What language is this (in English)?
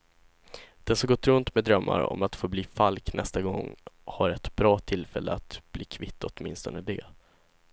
Swedish